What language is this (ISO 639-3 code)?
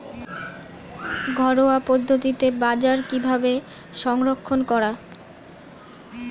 ben